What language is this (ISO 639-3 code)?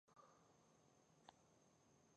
pus